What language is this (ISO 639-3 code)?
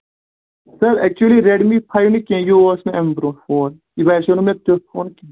kas